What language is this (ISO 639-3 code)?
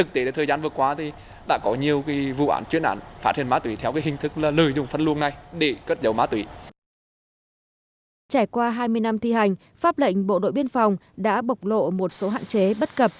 vie